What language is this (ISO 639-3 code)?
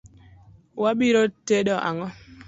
luo